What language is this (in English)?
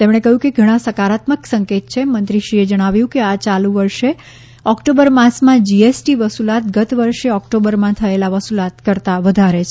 Gujarati